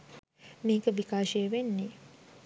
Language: Sinhala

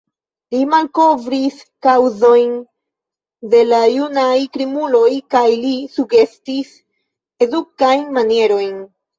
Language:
Esperanto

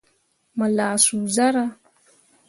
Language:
Mundang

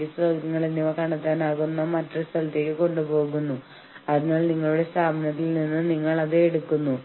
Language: Malayalam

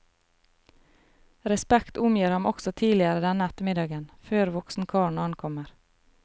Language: Norwegian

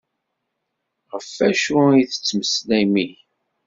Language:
Kabyle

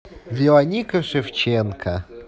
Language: Russian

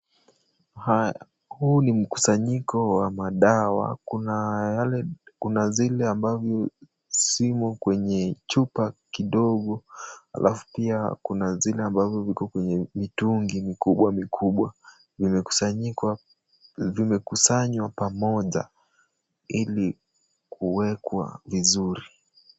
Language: Swahili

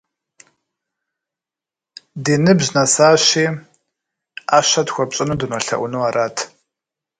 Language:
Kabardian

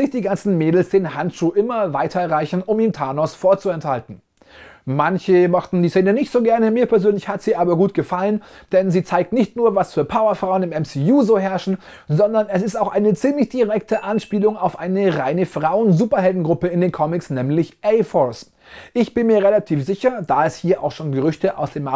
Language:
German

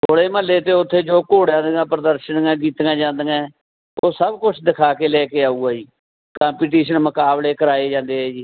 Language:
Punjabi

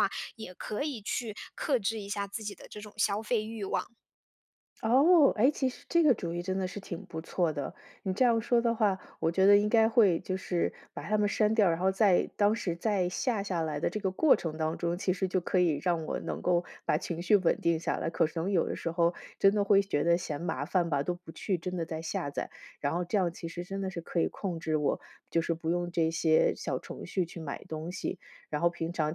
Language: Chinese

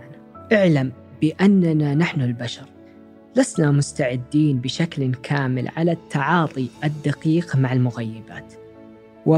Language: Arabic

